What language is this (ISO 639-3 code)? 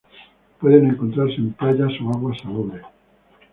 spa